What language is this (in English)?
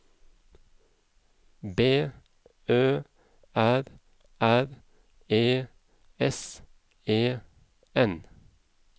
Norwegian